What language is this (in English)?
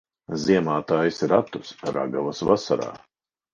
Latvian